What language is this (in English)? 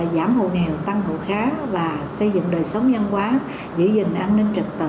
Vietnamese